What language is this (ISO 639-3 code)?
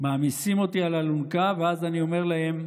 heb